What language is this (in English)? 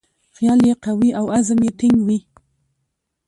Pashto